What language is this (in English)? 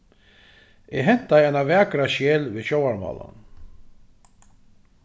Faroese